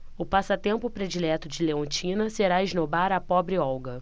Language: Portuguese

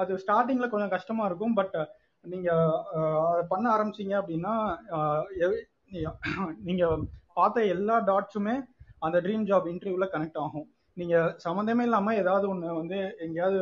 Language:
Tamil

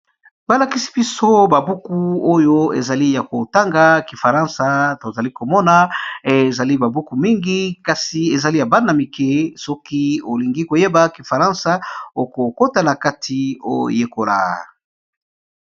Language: Lingala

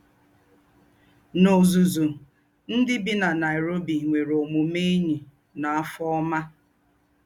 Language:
Igbo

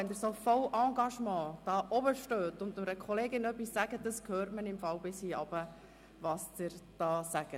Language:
Swiss German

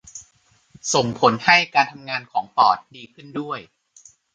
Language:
Thai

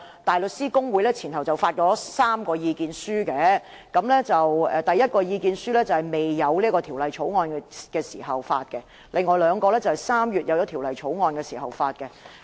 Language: Cantonese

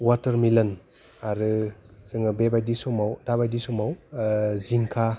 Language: Bodo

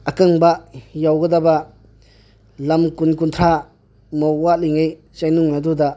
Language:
Manipuri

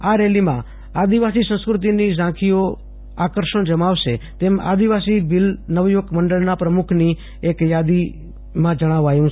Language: Gujarati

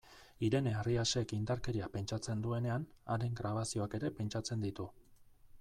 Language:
Basque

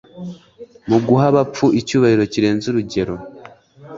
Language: Kinyarwanda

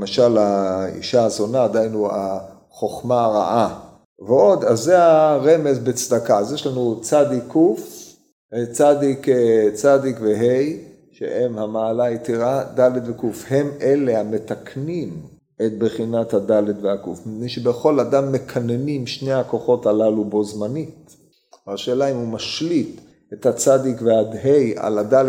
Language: Hebrew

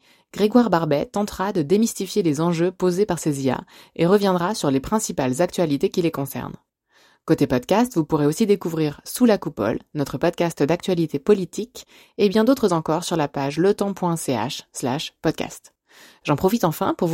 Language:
French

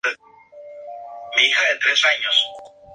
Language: Spanish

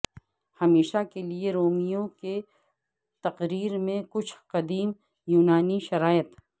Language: Urdu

